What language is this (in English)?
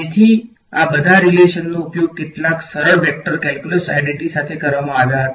Gujarati